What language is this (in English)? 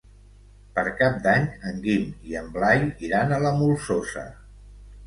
Catalan